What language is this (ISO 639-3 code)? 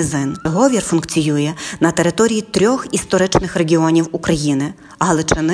ukr